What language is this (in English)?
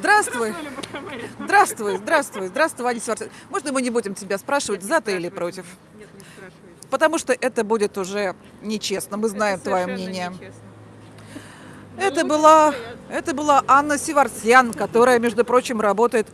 Russian